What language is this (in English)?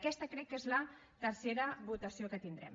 Catalan